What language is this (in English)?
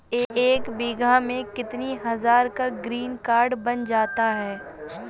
Hindi